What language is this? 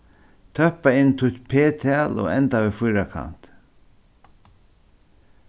Faroese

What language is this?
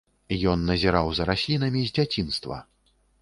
Belarusian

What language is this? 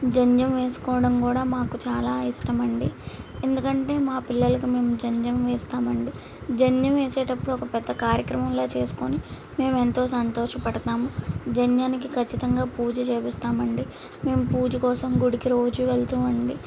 Telugu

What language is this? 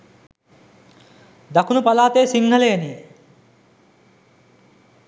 Sinhala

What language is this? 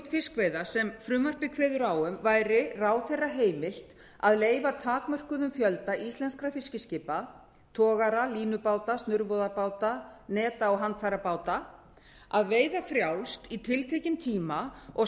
Icelandic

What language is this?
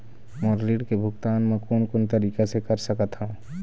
Chhattisgarhi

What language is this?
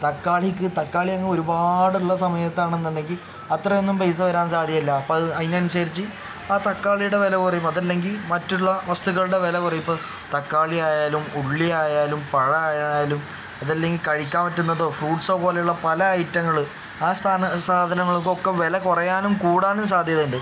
Malayalam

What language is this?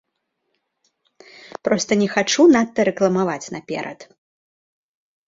Belarusian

